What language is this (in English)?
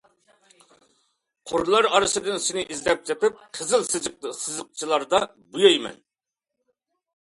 Uyghur